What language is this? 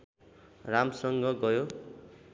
Nepali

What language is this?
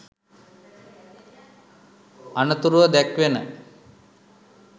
Sinhala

